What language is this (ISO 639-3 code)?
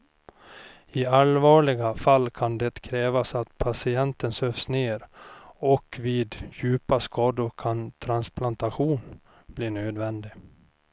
swe